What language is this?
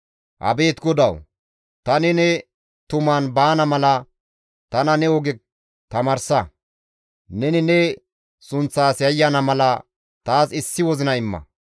Gamo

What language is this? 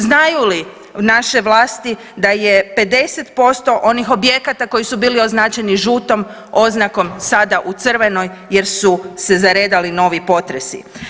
Croatian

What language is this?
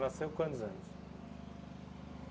Portuguese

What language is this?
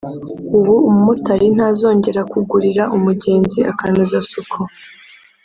Kinyarwanda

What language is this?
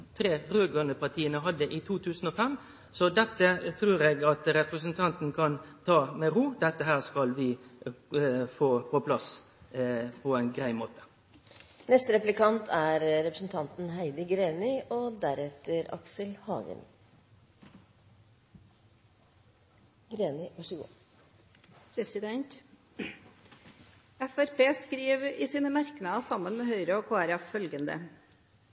Norwegian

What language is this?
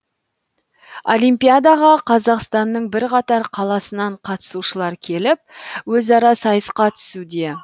Kazakh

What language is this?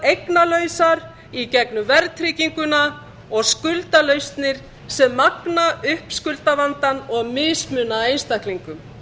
Icelandic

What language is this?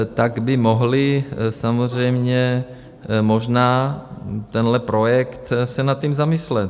Czech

